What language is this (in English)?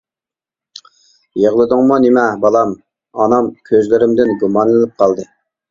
Uyghur